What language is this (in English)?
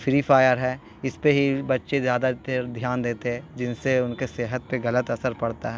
Urdu